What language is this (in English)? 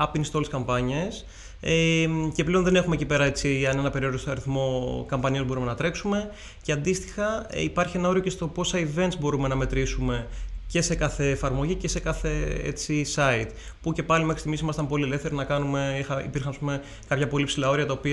Greek